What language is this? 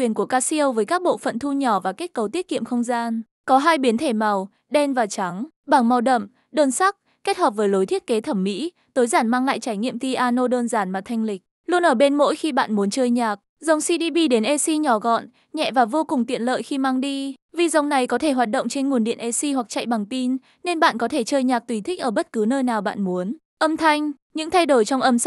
Vietnamese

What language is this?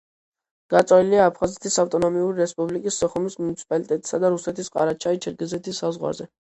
Georgian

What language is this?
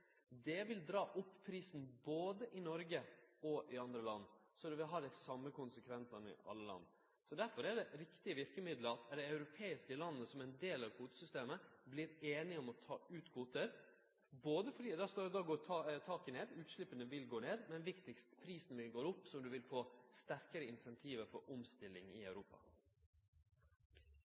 Norwegian Nynorsk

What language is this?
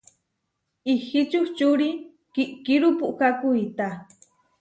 Huarijio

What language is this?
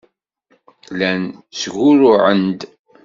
Kabyle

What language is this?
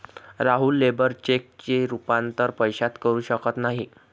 Marathi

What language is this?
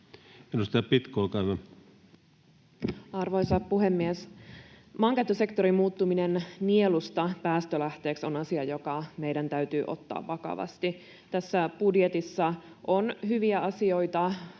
Finnish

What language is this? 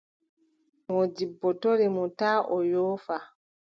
Adamawa Fulfulde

